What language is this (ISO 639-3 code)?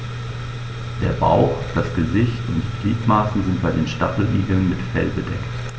deu